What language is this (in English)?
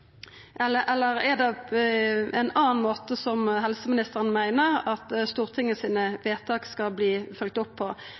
Norwegian Nynorsk